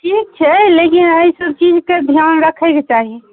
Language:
Maithili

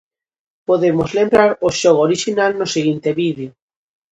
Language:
Galician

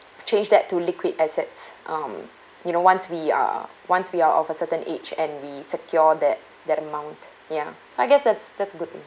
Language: English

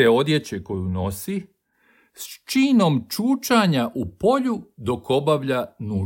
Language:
Croatian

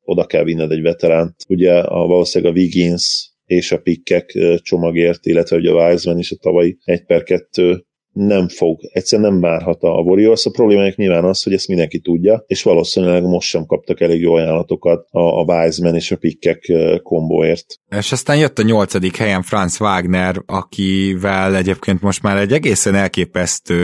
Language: Hungarian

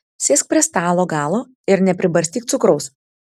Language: Lithuanian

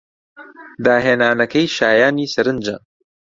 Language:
Central Kurdish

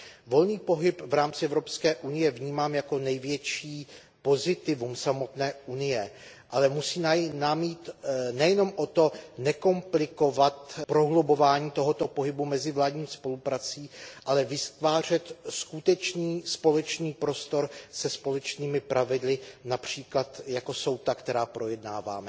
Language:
Czech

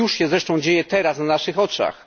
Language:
Polish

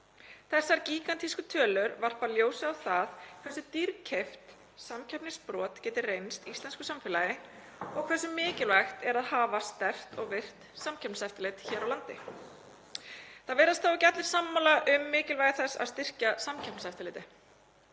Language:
Icelandic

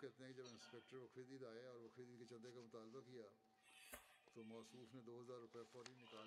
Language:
Bulgarian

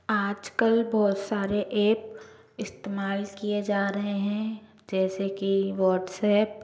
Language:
Hindi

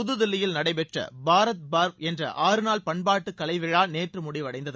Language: Tamil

